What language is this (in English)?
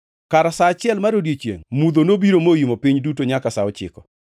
Luo (Kenya and Tanzania)